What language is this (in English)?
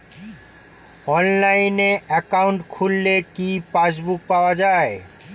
Bangla